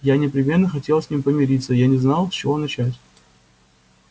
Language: Russian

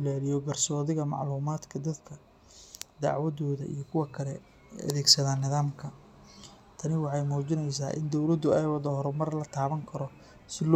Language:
Somali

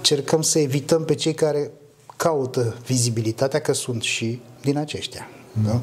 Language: Romanian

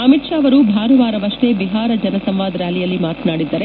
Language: Kannada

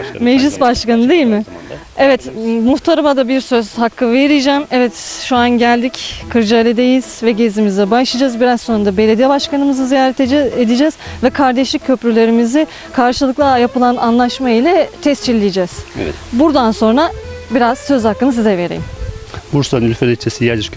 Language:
Turkish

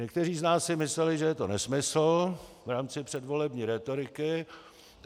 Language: Czech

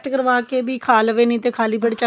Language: Punjabi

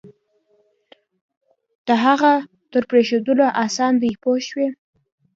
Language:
Pashto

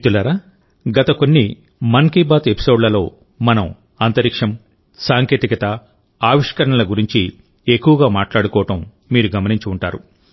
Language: Telugu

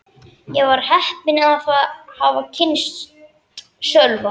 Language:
Icelandic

